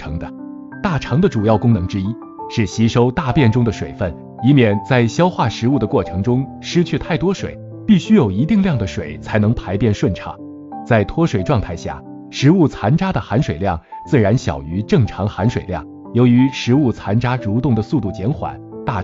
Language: Chinese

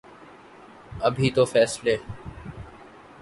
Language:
Urdu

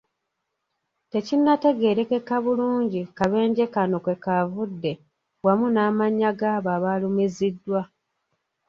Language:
Ganda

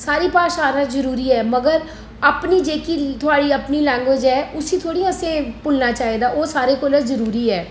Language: Dogri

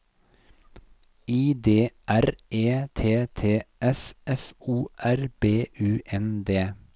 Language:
Norwegian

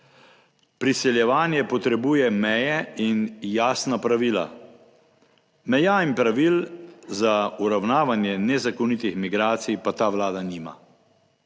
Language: Slovenian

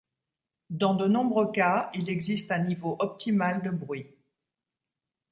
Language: French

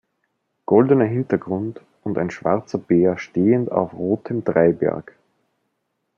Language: German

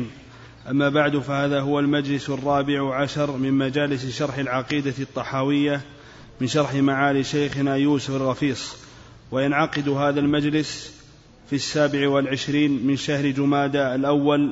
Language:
Arabic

